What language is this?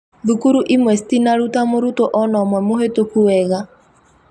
Kikuyu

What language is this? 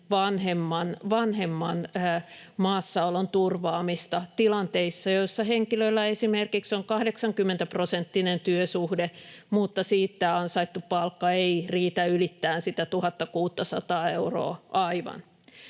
Finnish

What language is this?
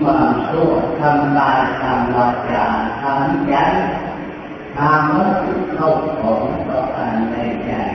Thai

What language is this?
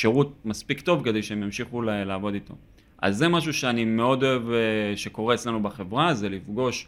Hebrew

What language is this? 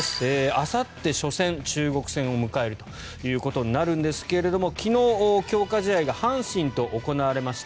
Japanese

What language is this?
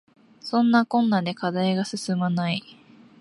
Japanese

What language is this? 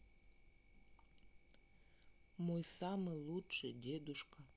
Russian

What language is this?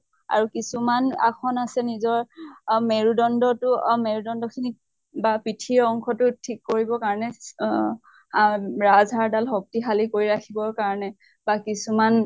Assamese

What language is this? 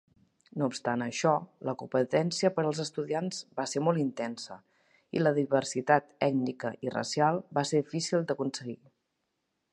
Catalan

